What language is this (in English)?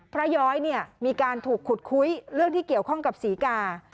Thai